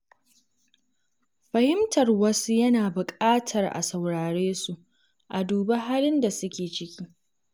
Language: Hausa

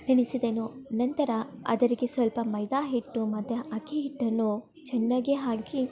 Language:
Kannada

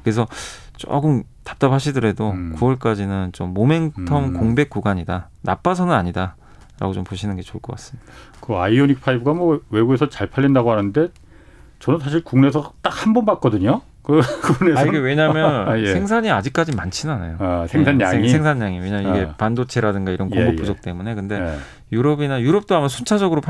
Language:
Korean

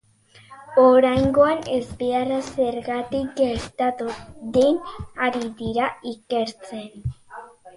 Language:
Basque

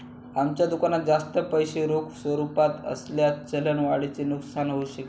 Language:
Marathi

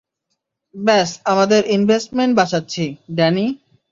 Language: Bangla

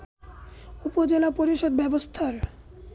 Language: Bangla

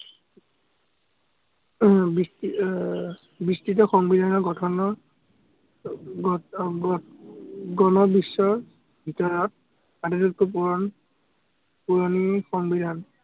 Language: Assamese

